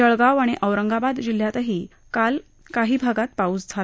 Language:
Marathi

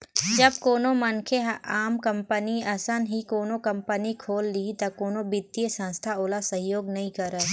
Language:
Chhattisgarhi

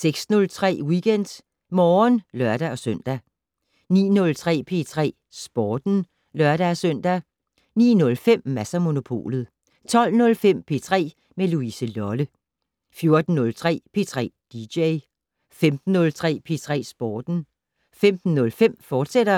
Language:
Danish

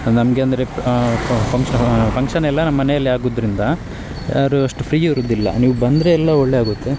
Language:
Kannada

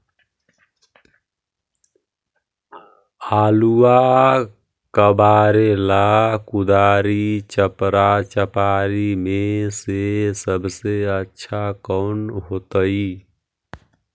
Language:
Magahi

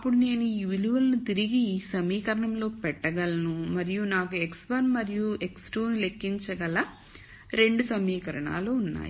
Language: Telugu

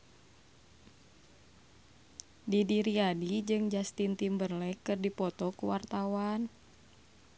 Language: Sundanese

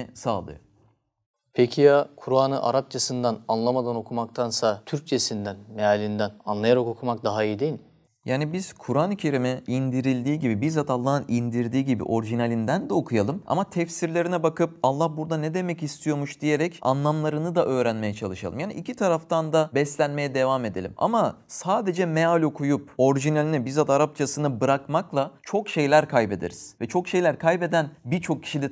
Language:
Turkish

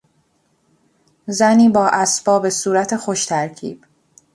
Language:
Persian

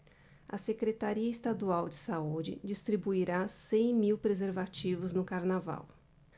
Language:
Portuguese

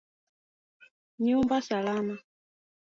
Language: Swahili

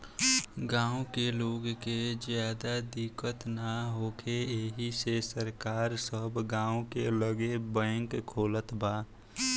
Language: Bhojpuri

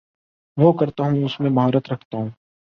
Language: Urdu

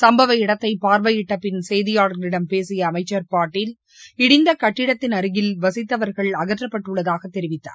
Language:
Tamil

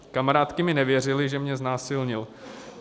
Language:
Czech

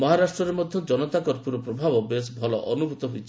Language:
Odia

